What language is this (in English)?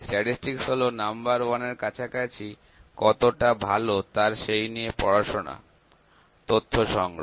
Bangla